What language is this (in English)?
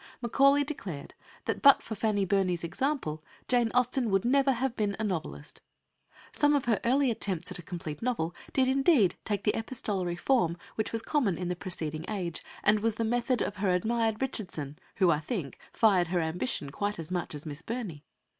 English